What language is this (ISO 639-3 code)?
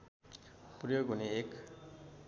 nep